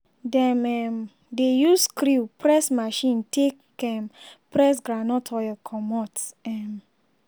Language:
Nigerian Pidgin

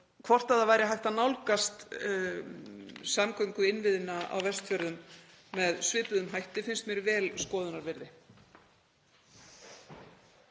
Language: Icelandic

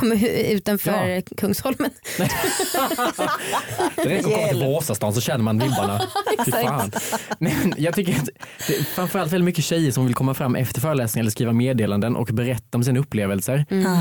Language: Swedish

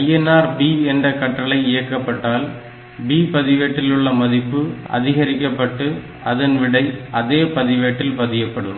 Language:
Tamil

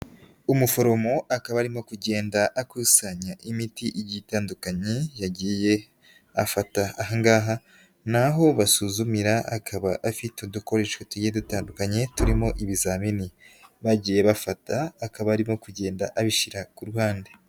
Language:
Kinyarwanda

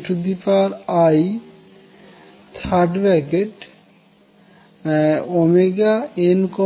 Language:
Bangla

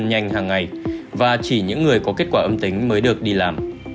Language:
Vietnamese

